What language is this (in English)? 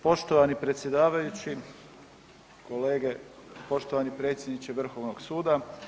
Croatian